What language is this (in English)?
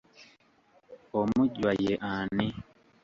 Ganda